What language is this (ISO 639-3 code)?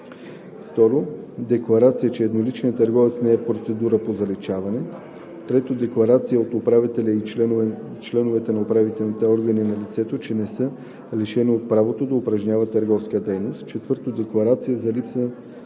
bul